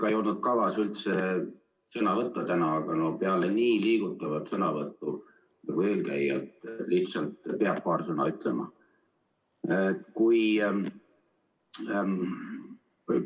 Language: Estonian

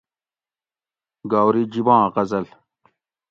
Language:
Gawri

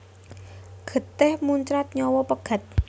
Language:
Javanese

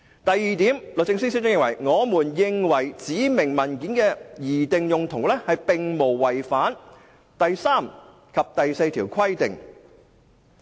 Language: Cantonese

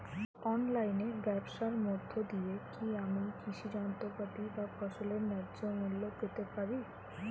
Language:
Bangla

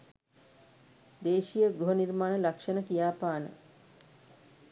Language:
Sinhala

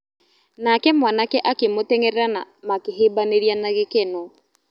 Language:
Kikuyu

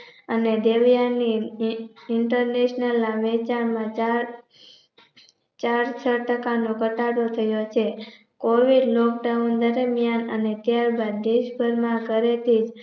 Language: Gujarati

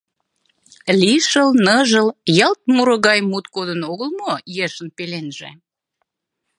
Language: Mari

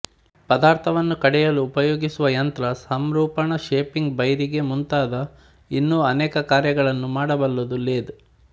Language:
Kannada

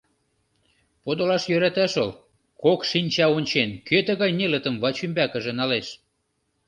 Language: Mari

